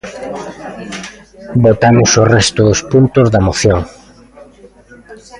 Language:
Galician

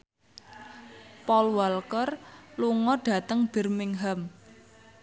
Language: Javanese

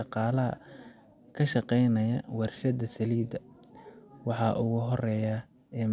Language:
Somali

